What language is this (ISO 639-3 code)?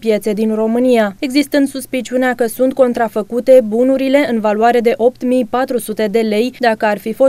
ron